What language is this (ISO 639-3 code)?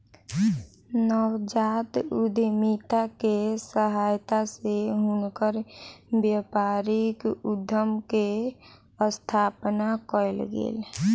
mai